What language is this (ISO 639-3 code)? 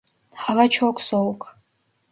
tur